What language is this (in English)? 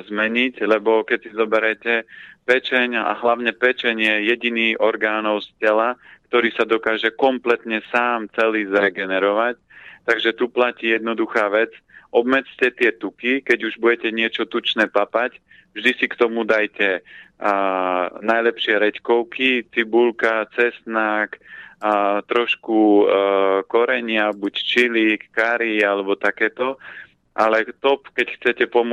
Slovak